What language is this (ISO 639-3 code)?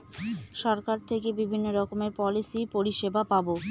ben